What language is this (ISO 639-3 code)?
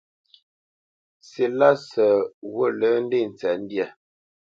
bce